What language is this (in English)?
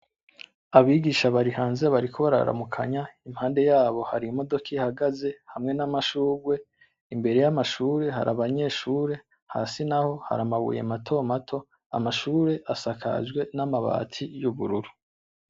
Rundi